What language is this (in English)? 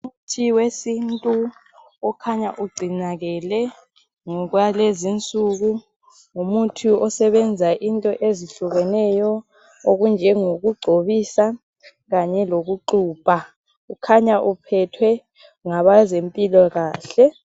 North Ndebele